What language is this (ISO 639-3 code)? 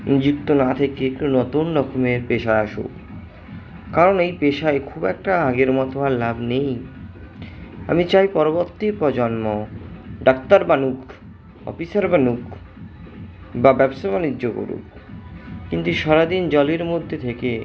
ben